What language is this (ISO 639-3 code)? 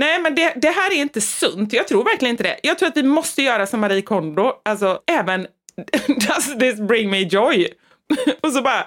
swe